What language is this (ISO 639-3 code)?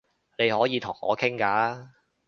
yue